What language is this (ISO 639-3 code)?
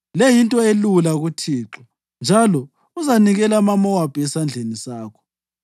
nde